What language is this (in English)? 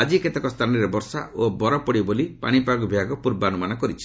Odia